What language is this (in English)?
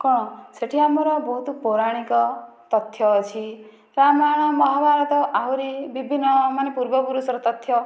Odia